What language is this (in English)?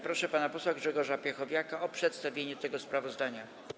Polish